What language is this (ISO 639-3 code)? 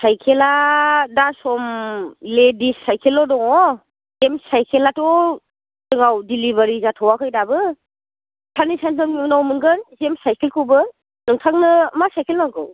brx